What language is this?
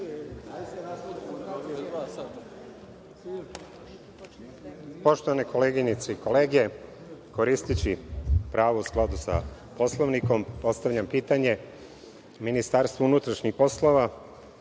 Serbian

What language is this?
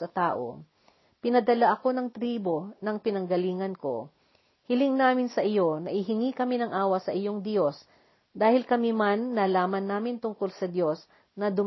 Filipino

